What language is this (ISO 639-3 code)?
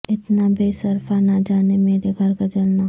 urd